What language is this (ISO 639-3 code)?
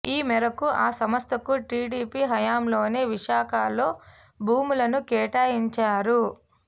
tel